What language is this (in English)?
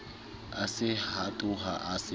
Southern Sotho